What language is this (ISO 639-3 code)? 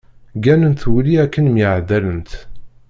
kab